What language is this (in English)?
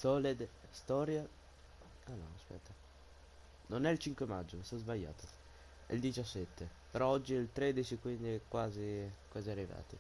Italian